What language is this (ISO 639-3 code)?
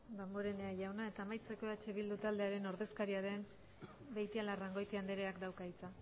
eus